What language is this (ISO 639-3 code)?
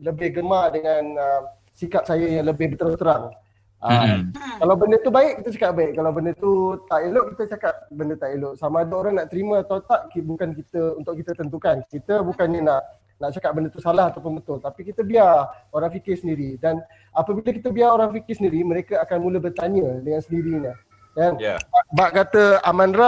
msa